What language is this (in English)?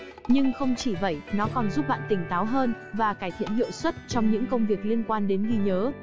Vietnamese